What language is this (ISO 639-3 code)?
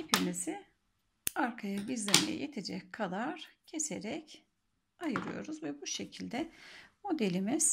tur